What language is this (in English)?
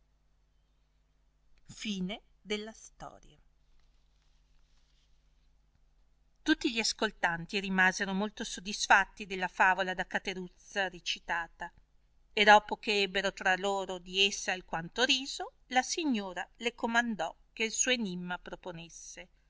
Italian